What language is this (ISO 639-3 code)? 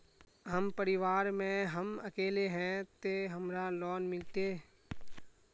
mag